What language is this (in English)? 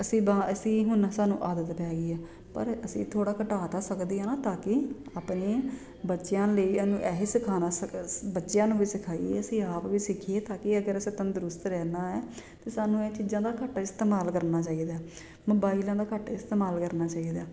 Punjabi